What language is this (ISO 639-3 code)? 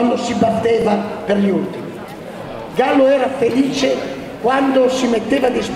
ita